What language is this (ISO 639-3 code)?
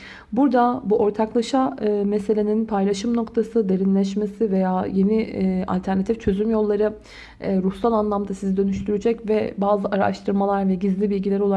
tur